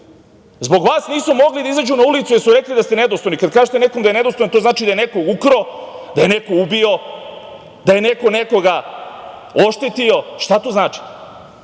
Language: Serbian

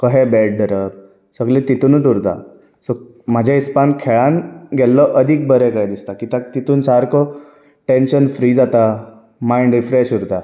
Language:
Konkani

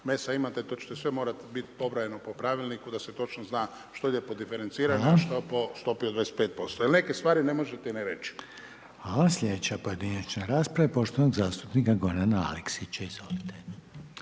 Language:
Croatian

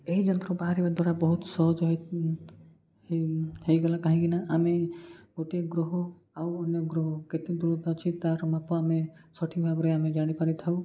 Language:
Odia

